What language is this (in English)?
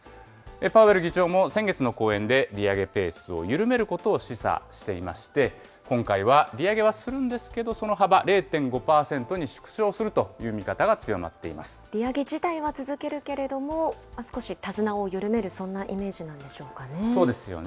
Japanese